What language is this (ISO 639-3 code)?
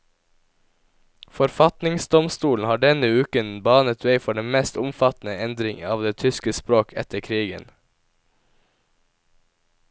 nor